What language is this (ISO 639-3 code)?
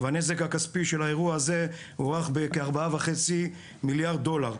heb